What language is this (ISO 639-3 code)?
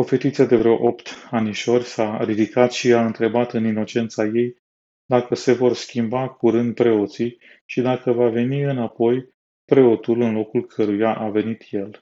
ron